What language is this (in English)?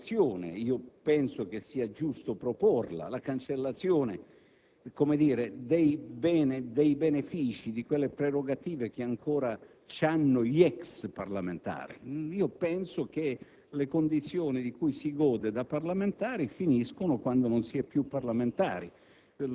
Italian